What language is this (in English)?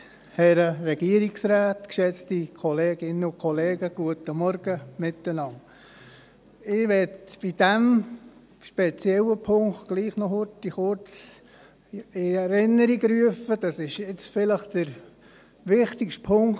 Swiss German